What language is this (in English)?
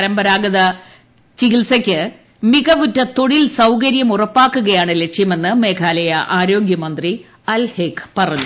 Malayalam